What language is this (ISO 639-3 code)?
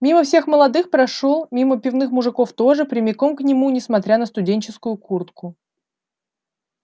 rus